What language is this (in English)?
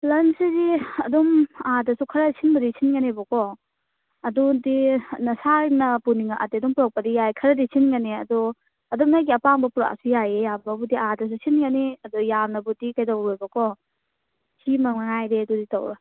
Manipuri